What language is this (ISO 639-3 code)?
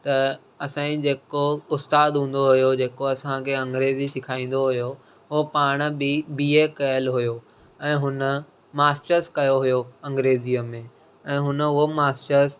snd